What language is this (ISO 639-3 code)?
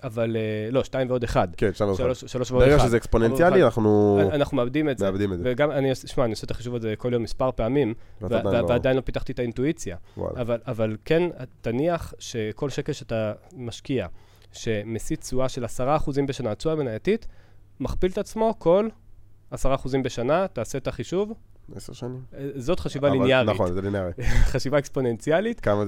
heb